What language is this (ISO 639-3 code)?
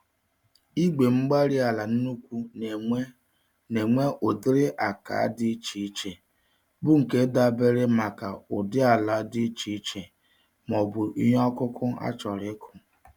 ibo